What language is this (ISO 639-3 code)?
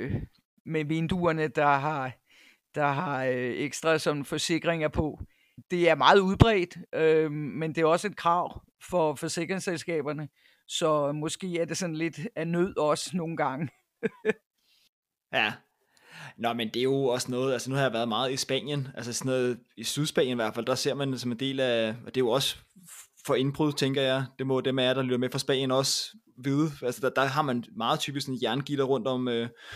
dan